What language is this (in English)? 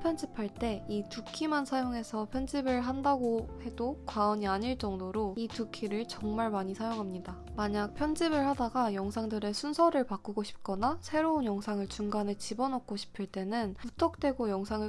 Korean